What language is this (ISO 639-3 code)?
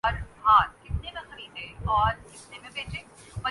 urd